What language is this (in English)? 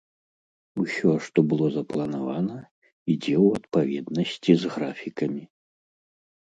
Belarusian